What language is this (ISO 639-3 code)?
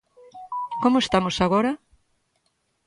glg